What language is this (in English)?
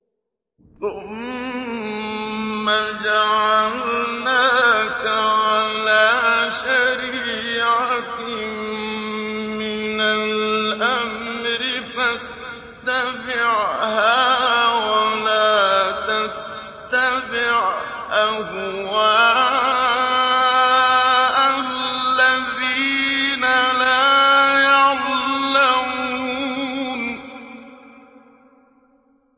Arabic